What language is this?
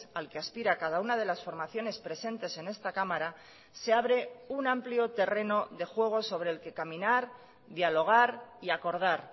Spanish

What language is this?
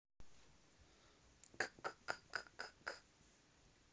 Russian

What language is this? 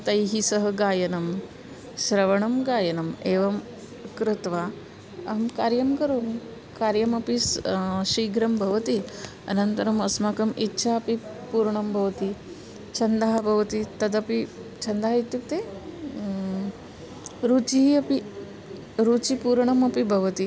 Sanskrit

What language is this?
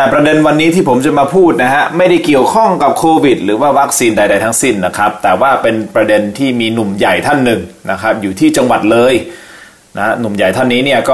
Thai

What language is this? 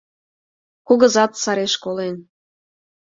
Mari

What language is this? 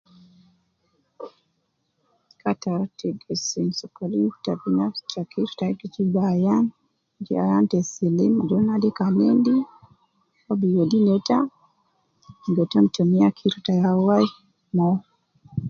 Nubi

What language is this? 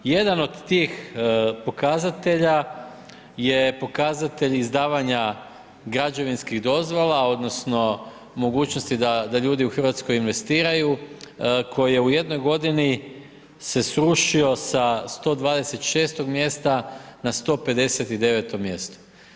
Croatian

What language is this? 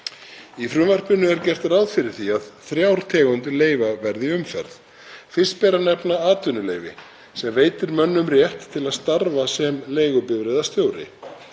Icelandic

